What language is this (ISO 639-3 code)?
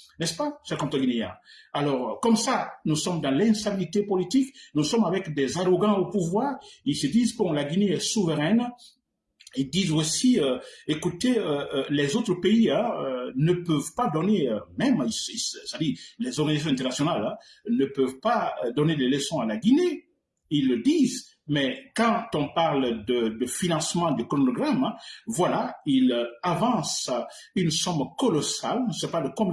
fra